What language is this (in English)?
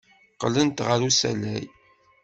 Kabyle